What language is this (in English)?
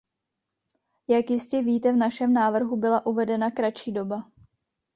Czech